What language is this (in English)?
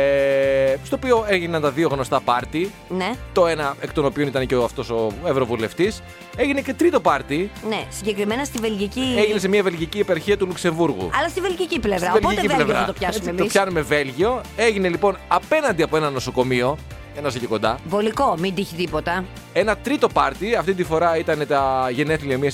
Greek